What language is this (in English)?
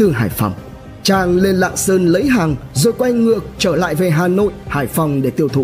Vietnamese